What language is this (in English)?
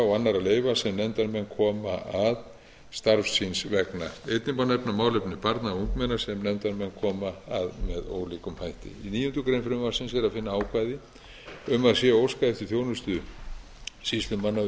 Icelandic